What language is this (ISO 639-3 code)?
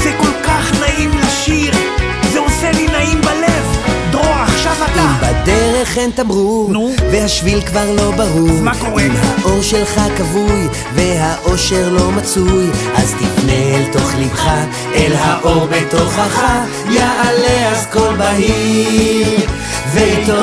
heb